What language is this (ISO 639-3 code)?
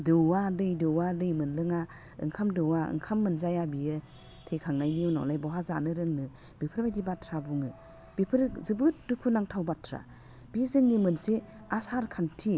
brx